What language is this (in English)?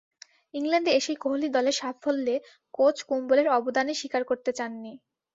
Bangla